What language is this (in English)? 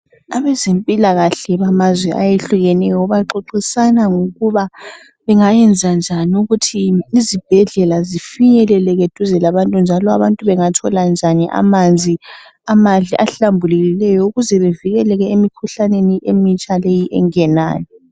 North Ndebele